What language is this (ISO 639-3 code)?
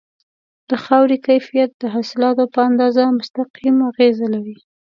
pus